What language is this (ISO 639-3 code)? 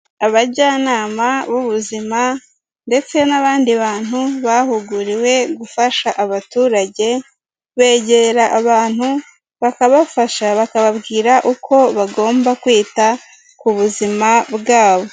kin